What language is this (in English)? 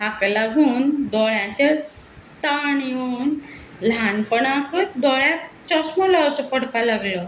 Konkani